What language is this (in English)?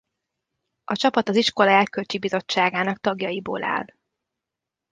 Hungarian